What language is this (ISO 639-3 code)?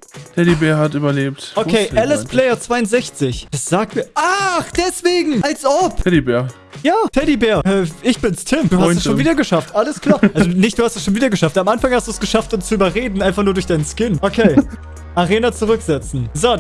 deu